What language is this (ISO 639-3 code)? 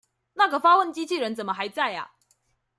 zho